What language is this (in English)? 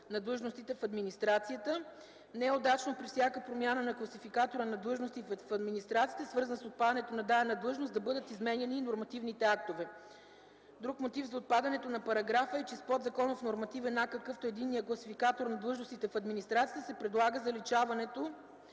Bulgarian